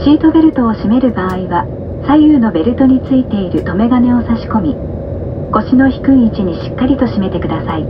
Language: Japanese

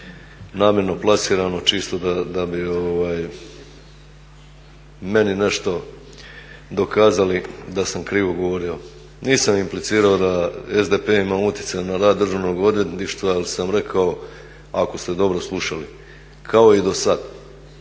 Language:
Croatian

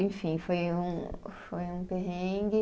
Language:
Portuguese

